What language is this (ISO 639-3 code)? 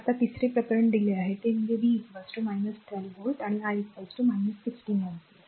mar